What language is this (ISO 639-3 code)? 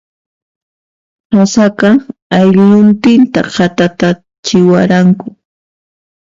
qxp